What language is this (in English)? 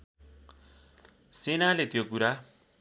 Nepali